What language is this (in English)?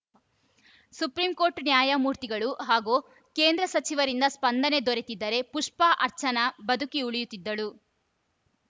Kannada